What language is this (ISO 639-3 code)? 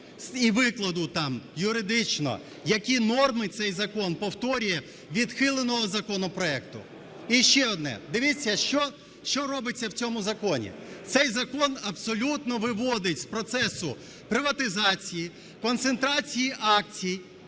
ukr